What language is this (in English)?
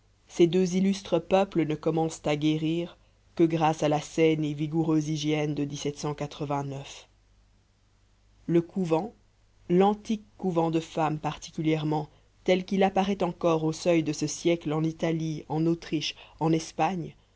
French